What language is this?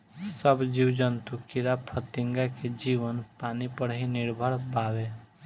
Bhojpuri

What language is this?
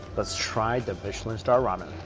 English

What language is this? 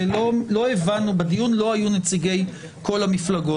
Hebrew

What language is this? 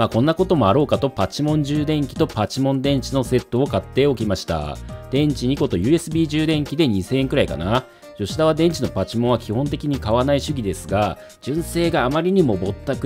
Japanese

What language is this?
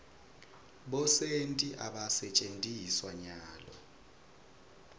Swati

